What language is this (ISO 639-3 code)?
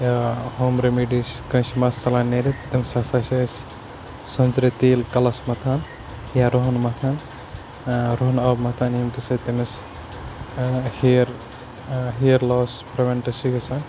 kas